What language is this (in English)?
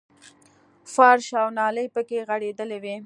Pashto